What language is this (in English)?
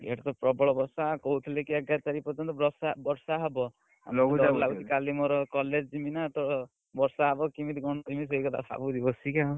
Odia